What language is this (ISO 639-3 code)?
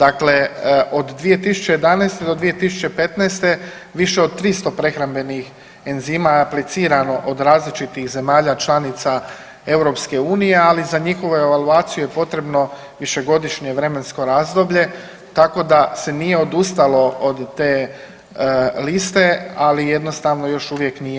hrv